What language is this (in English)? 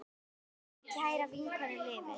Icelandic